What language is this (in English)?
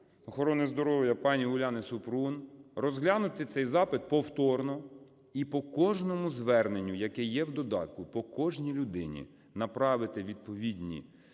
Ukrainian